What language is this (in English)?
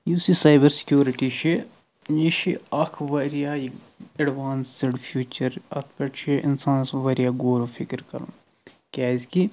Kashmiri